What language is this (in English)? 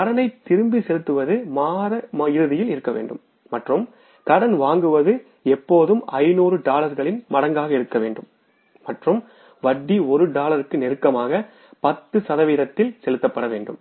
Tamil